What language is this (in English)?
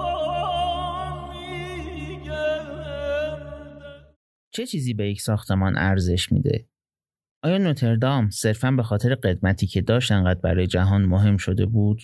Persian